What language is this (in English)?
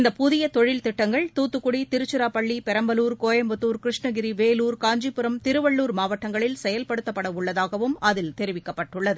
Tamil